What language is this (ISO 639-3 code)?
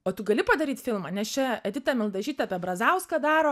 lit